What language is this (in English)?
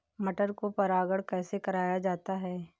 Hindi